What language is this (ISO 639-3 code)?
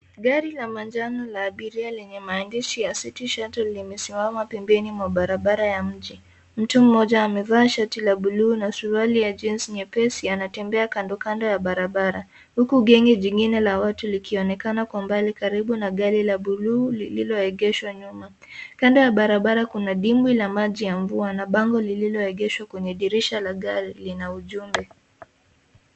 swa